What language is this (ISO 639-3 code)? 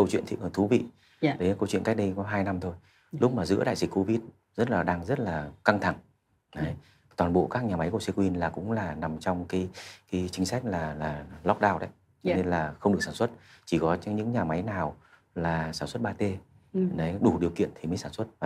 vie